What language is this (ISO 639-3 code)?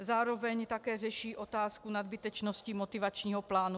ces